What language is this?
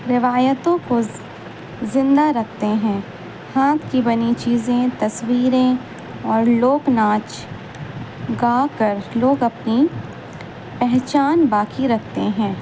Urdu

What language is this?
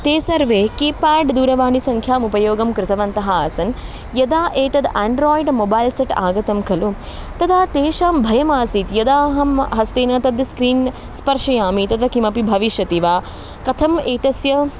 Sanskrit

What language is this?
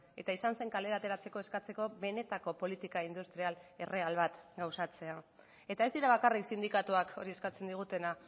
Basque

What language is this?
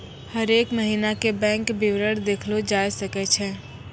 Maithili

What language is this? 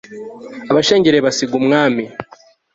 Kinyarwanda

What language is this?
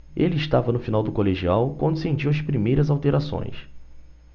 Portuguese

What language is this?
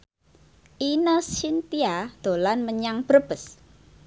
Javanese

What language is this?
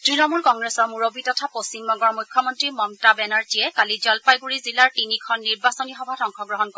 Assamese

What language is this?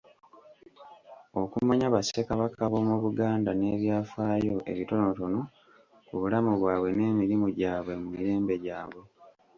Ganda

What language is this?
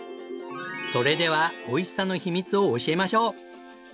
Japanese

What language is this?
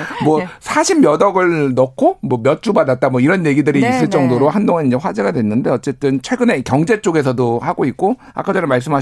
Korean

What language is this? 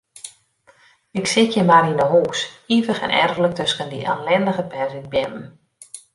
Western Frisian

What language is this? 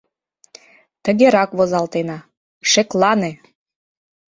Mari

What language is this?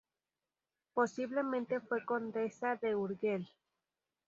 Spanish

